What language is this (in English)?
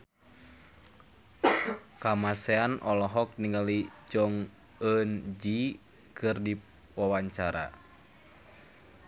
Sundanese